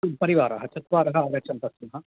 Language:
Sanskrit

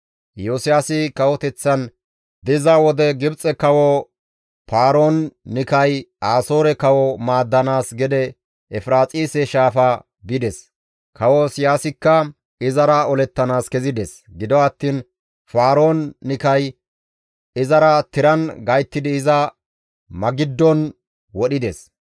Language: Gamo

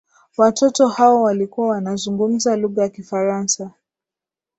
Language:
Swahili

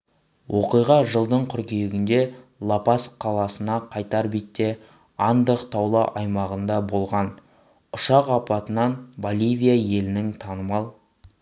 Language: Kazakh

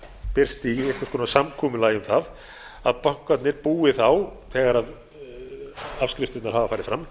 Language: Icelandic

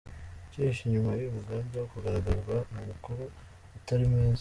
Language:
Kinyarwanda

